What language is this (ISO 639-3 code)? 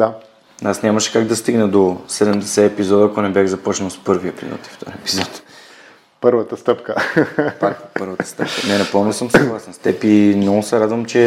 bul